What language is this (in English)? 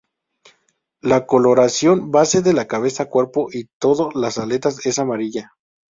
Spanish